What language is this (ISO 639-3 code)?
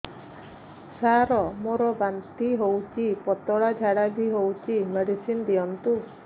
ori